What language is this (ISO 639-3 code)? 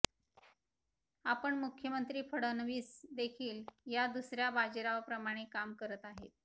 mar